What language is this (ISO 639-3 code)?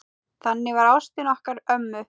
isl